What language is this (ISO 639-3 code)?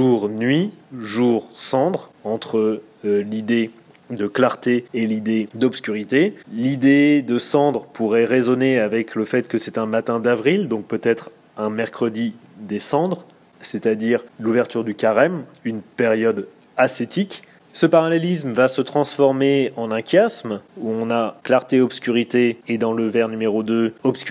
fra